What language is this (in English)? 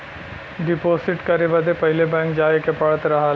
Bhojpuri